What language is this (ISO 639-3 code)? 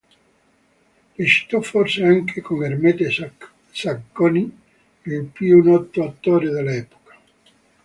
ita